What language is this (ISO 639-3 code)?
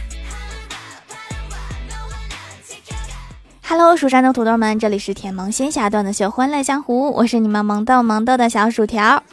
zho